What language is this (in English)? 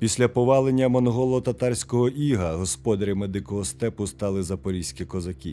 Ukrainian